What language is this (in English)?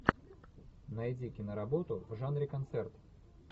Russian